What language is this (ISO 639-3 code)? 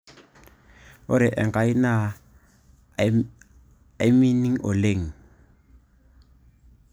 mas